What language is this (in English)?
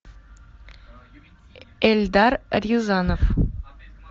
Russian